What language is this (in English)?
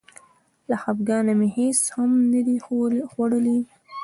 Pashto